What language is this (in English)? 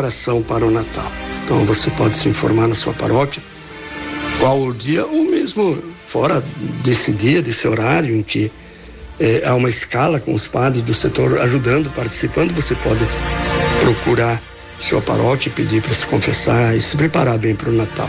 Portuguese